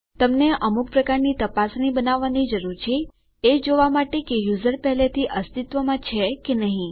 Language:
Gujarati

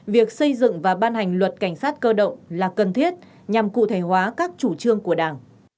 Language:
Vietnamese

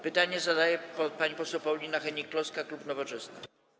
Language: Polish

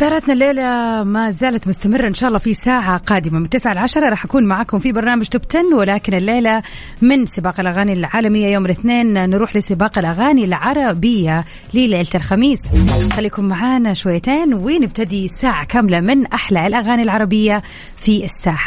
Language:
Arabic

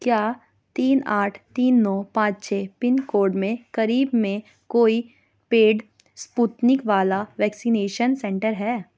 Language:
Urdu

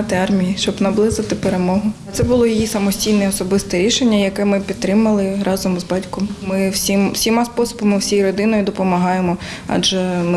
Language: Ukrainian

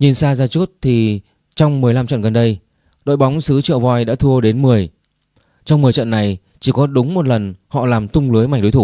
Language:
Vietnamese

